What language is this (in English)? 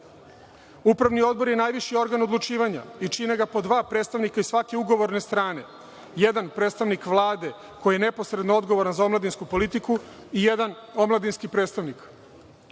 Serbian